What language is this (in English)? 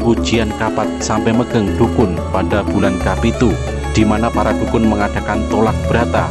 Indonesian